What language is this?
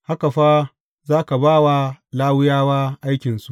Hausa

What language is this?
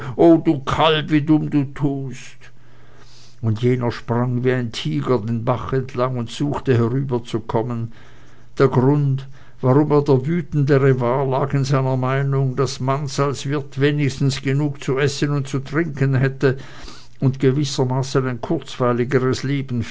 German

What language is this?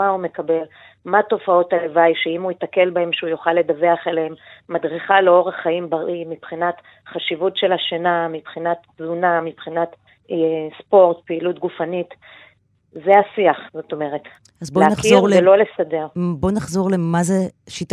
Hebrew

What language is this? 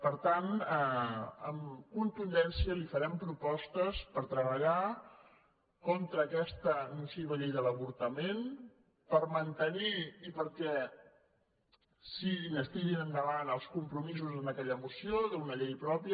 Catalan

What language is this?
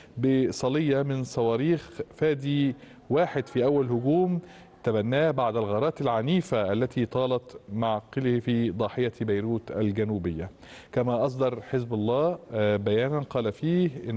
Arabic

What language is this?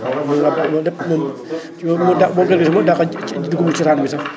Wolof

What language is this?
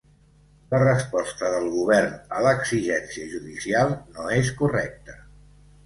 Catalan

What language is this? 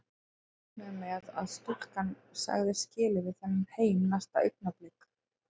Icelandic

